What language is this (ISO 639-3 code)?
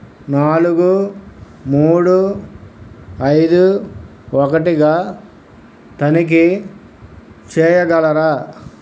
tel